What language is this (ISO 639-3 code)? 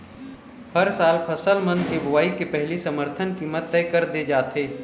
hne